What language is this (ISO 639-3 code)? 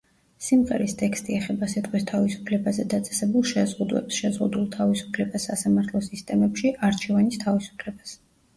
kat